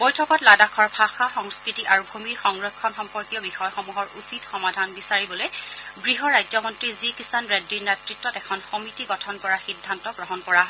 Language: Assamese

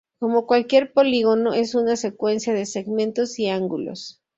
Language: Spanish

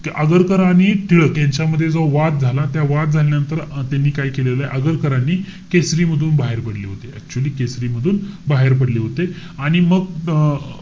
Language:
Marathi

